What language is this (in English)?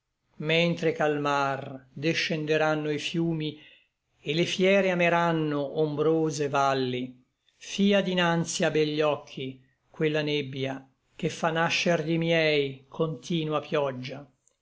Italian